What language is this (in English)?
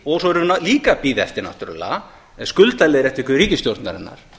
Icelandic